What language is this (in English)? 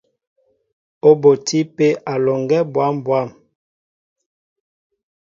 Mbo (Cameroon)